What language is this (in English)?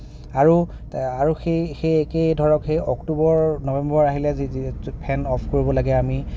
Assamese